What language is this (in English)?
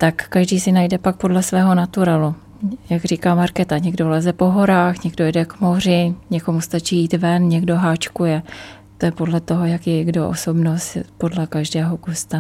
Czech